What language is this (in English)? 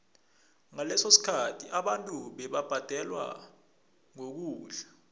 South Ndebele